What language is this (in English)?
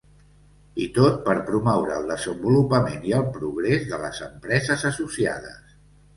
Catalan